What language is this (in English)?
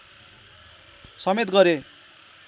Nepali